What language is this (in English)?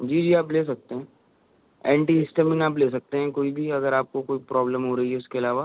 Urdu